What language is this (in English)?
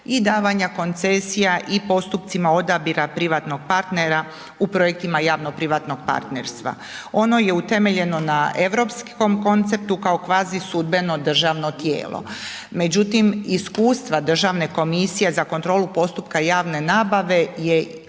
Croatian